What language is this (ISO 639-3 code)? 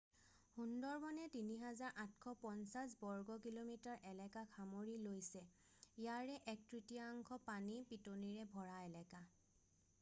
asm